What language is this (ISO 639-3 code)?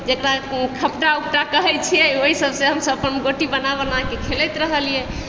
mai